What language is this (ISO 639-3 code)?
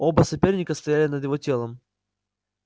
rus